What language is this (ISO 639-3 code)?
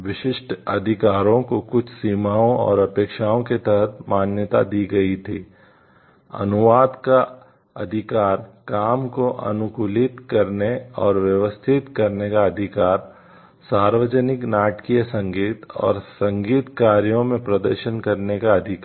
hin